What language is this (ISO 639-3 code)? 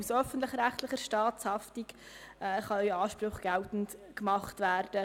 gsw